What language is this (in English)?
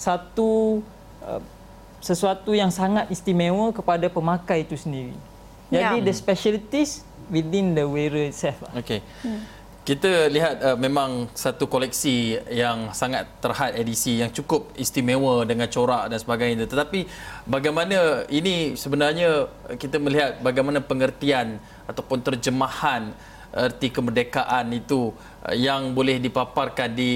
Malay